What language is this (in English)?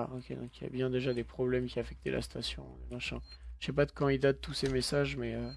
French